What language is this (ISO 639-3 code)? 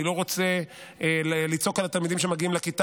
heb